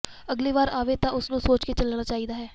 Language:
Punjabi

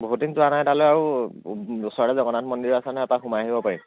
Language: Assamese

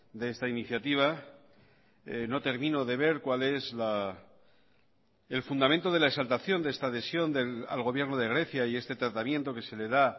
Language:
Spanish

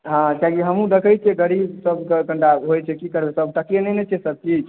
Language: Maithili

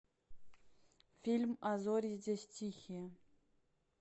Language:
Russian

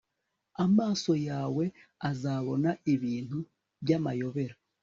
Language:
Kinyarwanda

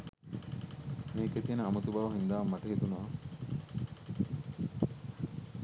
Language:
Sinhala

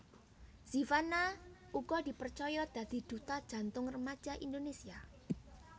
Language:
Javanese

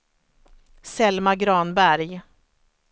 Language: Swedish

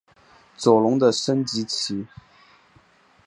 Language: Chinese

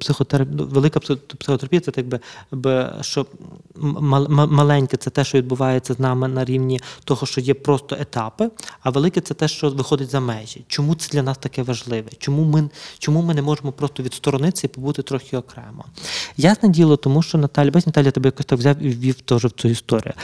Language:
Ukrainian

